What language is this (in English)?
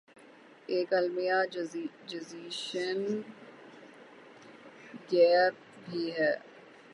Urdu